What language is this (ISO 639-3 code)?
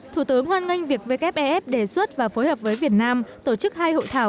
vie